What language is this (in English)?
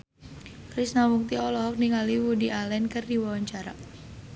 Sundanese